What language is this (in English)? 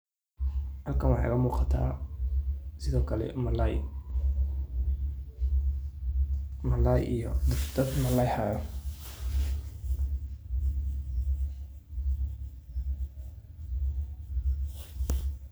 Somali